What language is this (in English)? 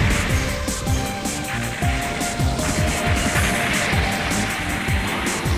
Japanese